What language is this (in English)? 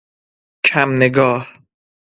Persian